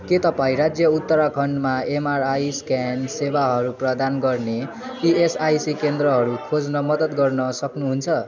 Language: Nepali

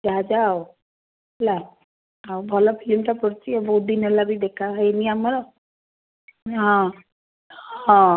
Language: Odia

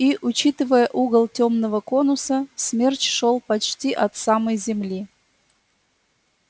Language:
Russian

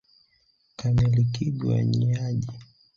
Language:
Swahili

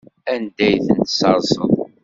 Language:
Kabyle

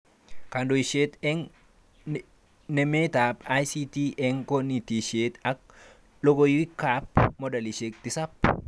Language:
Kalenjin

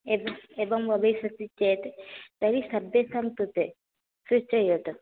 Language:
Sanskrit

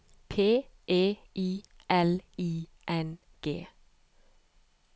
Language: Norwegian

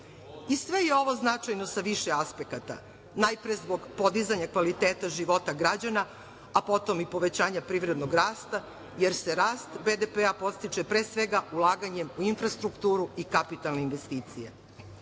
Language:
Serbian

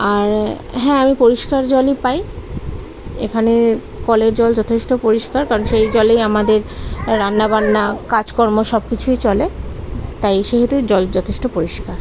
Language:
Bangla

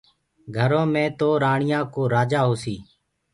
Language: Gurgula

